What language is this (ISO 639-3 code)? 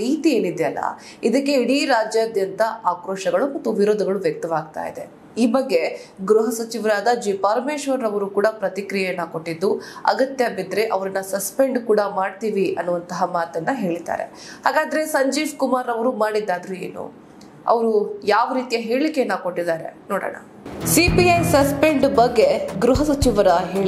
kan